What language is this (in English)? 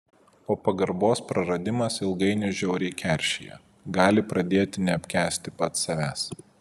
Lithuanian